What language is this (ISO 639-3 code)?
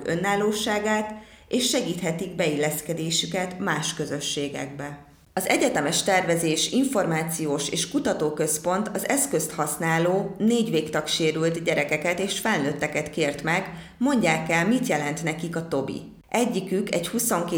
hun